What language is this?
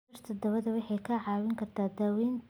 Somali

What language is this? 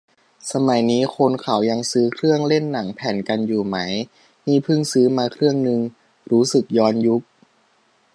Thai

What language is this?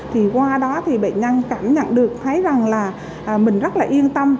Vietnamese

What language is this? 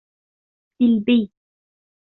Arabic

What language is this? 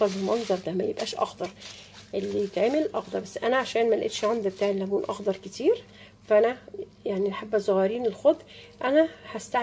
Arabic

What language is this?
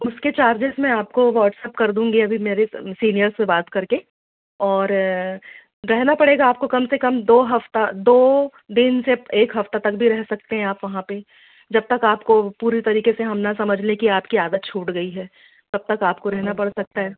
Hindi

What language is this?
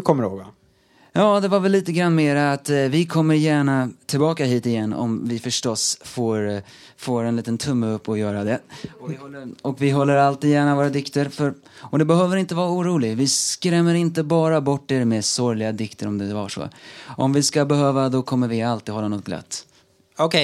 Swedish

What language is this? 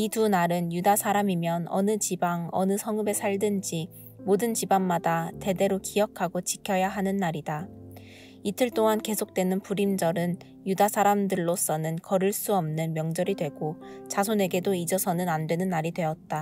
Korean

